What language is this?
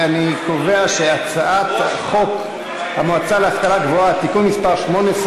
Hebrew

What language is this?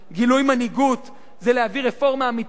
Hebrew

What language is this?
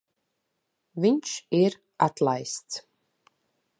Latvian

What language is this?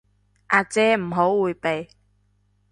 Cantonese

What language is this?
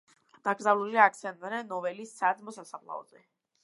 Georgian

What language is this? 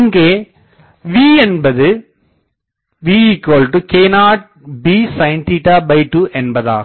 Tamil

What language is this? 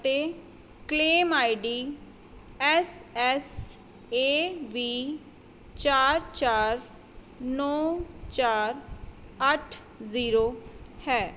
Punjabi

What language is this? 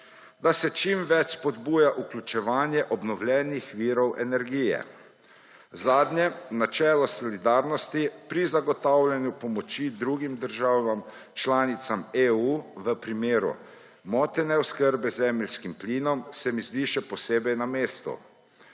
Slovenian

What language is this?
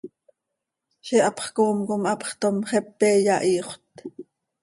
Seri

